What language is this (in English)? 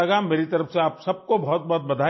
Urdu